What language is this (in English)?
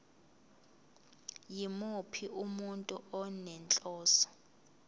Zulu